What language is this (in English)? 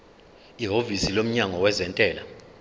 Zulu